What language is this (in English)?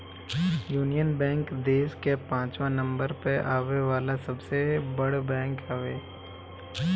Bhojpuri